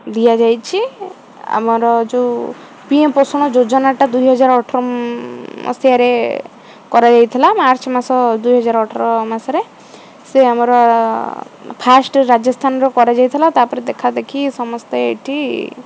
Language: Odia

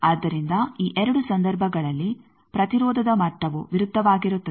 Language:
Kannada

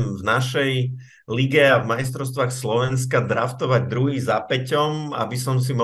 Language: Slovak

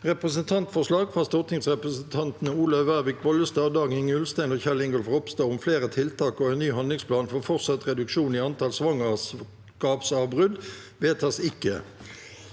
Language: Norwegian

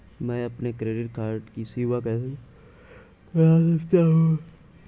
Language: Hindi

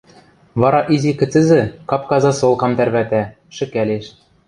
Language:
Western Mari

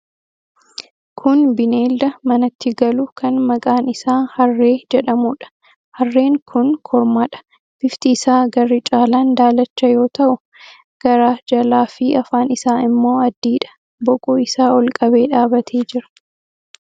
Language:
Oromo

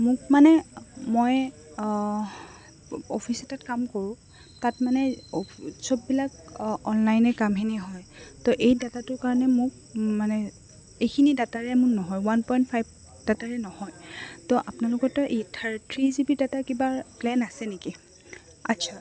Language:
Assamese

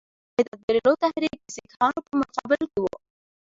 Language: Pashto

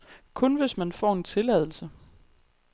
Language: Danish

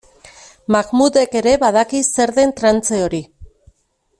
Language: Basque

